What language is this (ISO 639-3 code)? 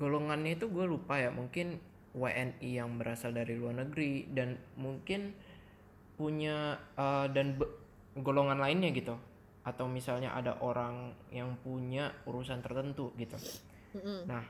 ind